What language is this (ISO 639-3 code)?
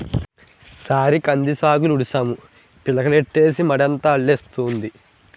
tel